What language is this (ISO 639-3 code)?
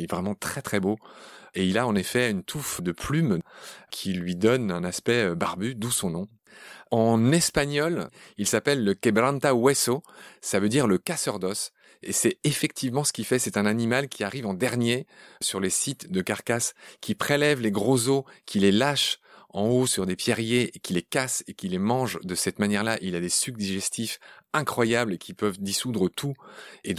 fra